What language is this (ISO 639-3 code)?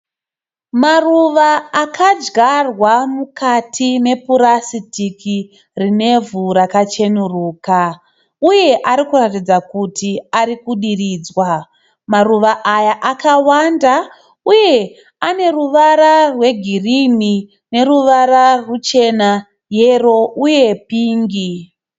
sna